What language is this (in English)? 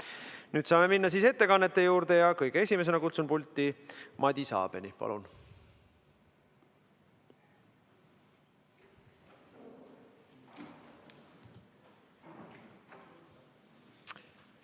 Estonian